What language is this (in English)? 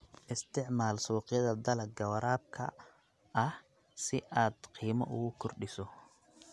Somali